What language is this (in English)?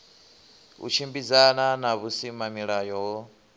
Venda